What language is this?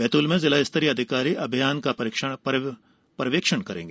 Hindi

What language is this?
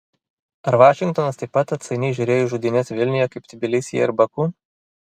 Lithuanian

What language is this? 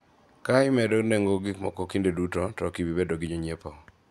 Luo (Kenya and Tanzania)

